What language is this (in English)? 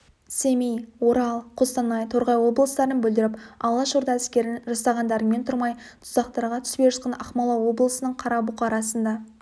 Kazakh